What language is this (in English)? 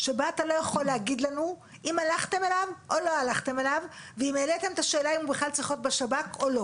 Hebrew